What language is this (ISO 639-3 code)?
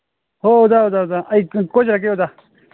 mni